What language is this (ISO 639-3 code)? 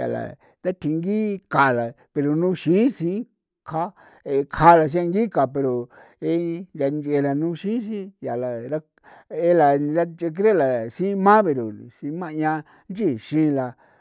pow